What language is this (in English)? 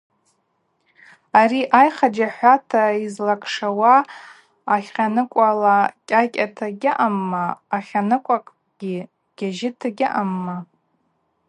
Abaza